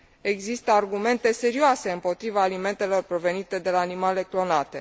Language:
Romanian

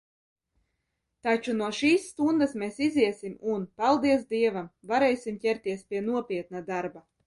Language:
Latvian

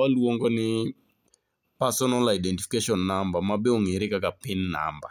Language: Luo (Kenya and Tanzania)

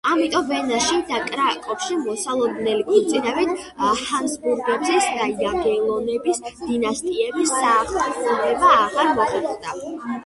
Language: Georgian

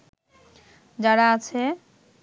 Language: Bangla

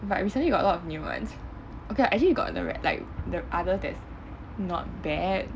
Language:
English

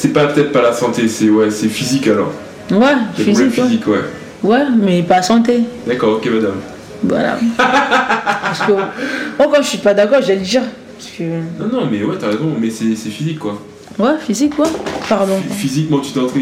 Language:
French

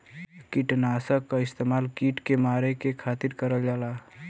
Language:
Bhojpuri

